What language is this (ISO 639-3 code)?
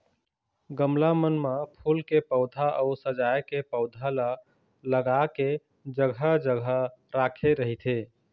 hne